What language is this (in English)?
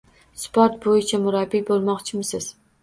Uzbek